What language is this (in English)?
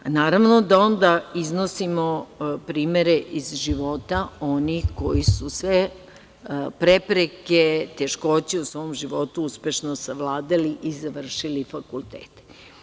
Serbian